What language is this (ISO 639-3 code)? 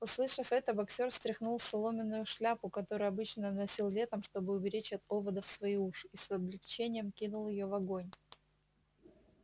rus